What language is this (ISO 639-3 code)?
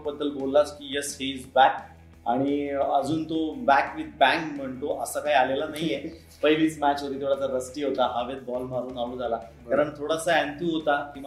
mar